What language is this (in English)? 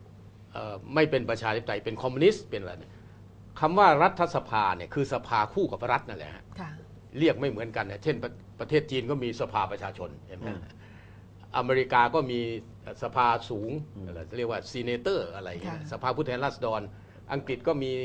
Thai